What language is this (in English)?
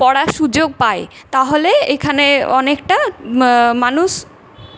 Bangla